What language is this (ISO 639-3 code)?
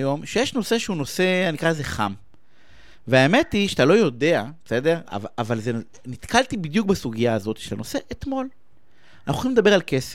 heb